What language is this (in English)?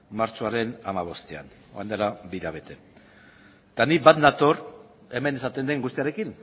Basque